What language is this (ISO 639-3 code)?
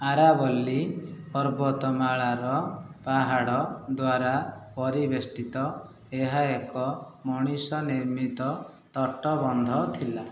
ori